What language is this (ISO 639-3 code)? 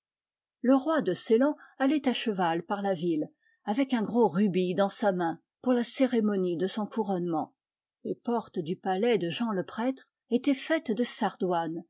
fra